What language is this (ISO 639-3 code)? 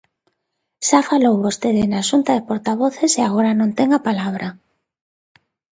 glg